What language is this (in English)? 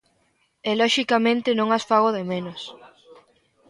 Galician